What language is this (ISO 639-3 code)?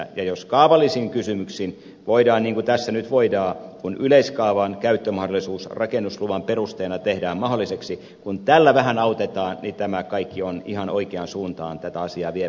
fin